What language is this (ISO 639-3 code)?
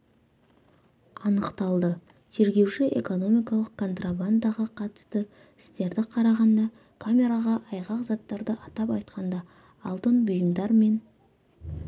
kaz